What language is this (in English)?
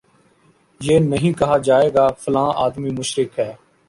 Urdu